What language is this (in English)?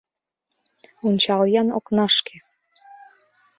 Mari